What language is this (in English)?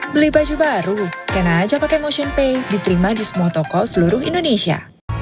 Indonesian